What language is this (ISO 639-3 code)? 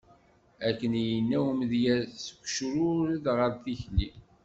kab